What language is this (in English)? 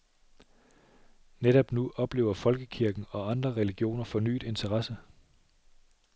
Danish